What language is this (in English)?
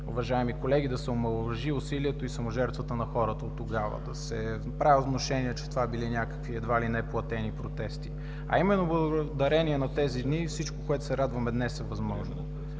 Bulgarian